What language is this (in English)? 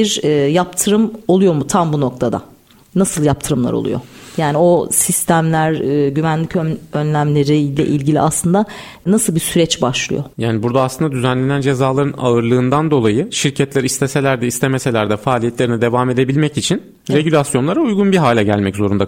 Turkish